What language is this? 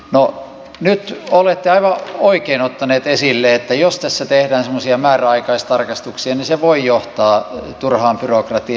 Finnish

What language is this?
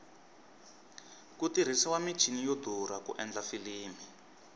Tsonga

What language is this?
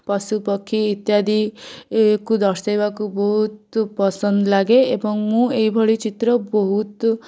Odia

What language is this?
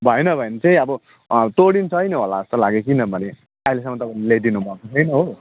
Nepali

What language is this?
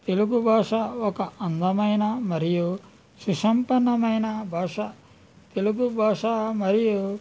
Telugu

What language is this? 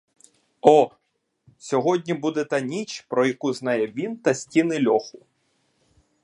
Ukrainian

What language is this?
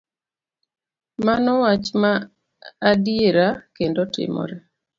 Luo (Kenya and Tanzania)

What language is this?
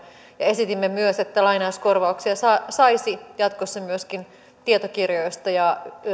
Finnish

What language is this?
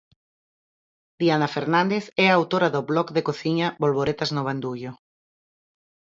Galician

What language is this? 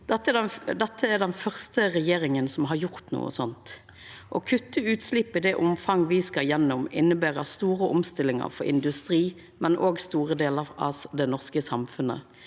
Norwegian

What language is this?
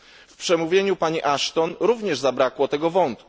Polish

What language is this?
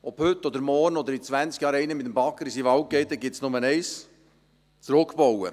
Swiss German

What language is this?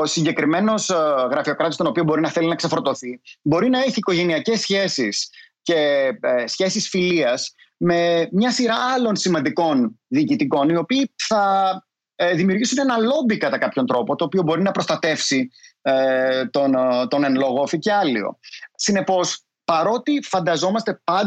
Greek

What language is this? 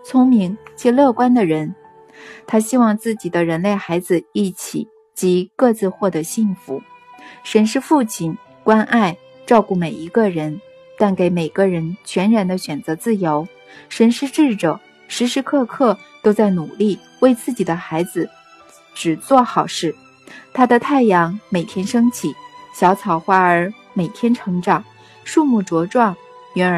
Chinese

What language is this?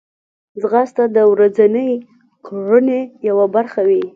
Pashto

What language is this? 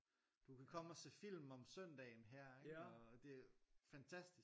Danish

